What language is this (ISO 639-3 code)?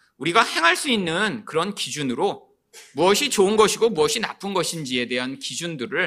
kor